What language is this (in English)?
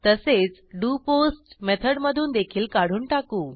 Marathi